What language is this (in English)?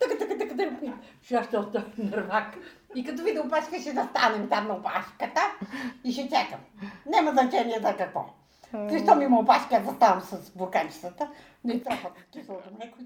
Bulgarian